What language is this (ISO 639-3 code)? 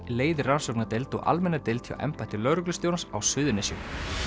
isl